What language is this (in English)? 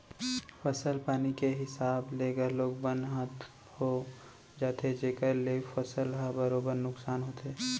Chhattisgarhi